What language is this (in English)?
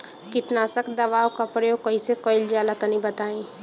Bhojpuri